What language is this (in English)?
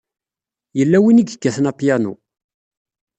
Kabyle